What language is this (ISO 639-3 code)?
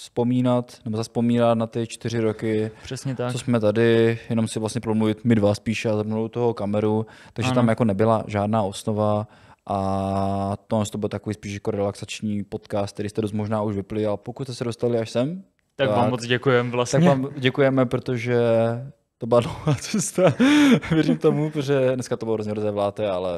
ces